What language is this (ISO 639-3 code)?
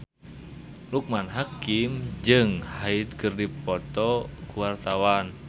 sun